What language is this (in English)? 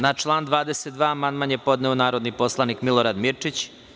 Serbian